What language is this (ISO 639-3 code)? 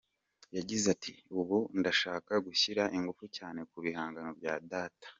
kin